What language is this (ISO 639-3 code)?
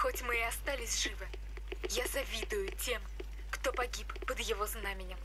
rus